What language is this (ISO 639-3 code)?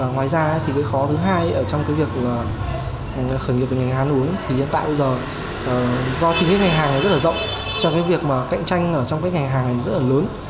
vie